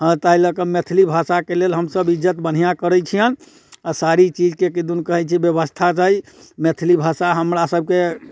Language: Maithili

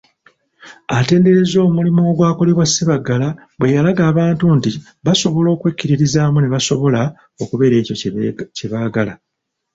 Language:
Ganda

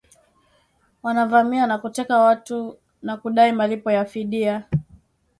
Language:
Swahili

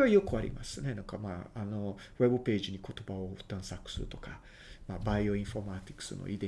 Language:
Japanese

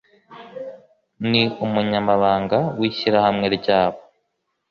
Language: Kinyarwanda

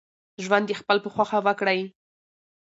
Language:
Pashto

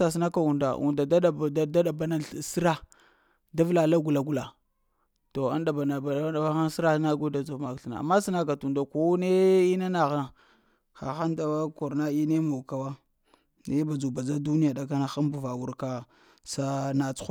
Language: Lamang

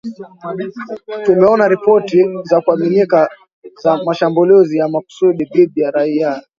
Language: Swahili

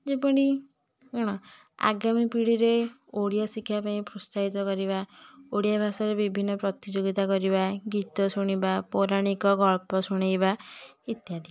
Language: Odia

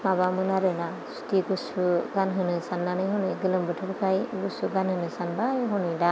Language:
Bodo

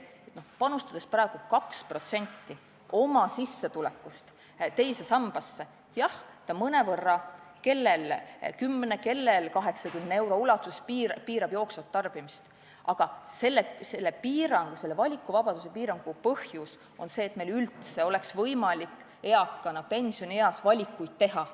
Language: Estonian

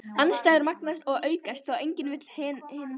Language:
Icelandic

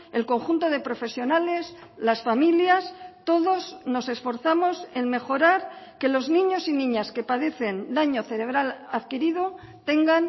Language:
Spanish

